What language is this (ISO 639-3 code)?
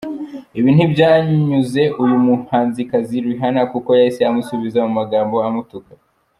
kin